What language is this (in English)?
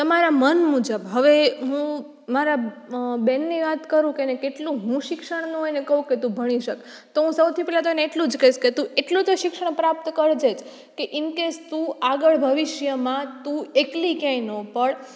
Gujarati